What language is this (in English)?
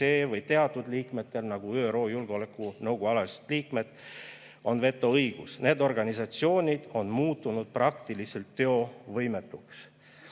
Estonian